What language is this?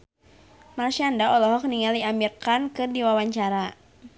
Sundanese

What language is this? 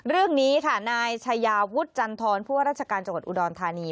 Thai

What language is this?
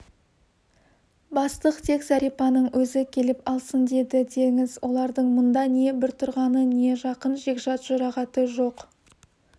Kazakh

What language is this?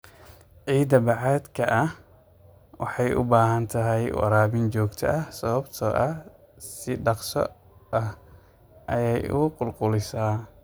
Somali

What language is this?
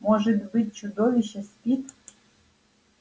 Russian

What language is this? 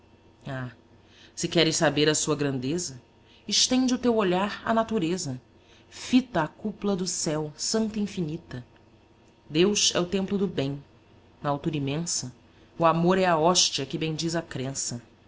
Portuguese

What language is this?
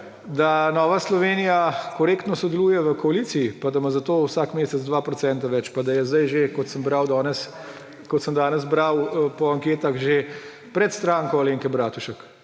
Slovenian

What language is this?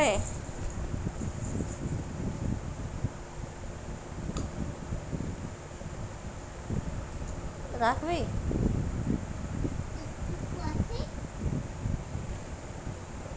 Bangla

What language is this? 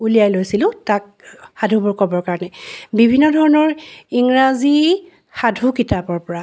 Assamese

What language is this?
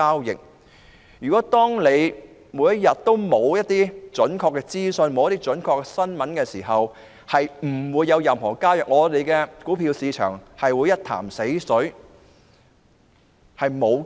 Cantonese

